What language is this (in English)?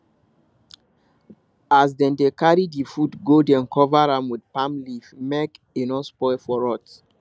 Nigerian Pidgin